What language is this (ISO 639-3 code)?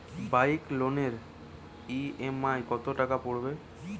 ben